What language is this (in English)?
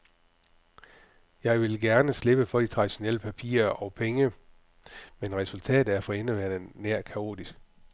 Danish